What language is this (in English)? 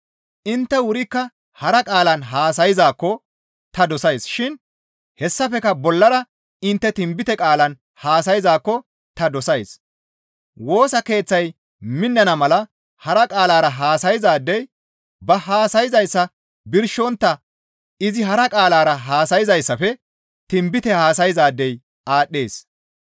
Gamo